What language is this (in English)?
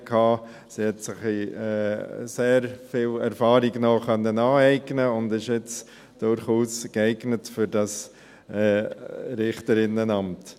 Swiss German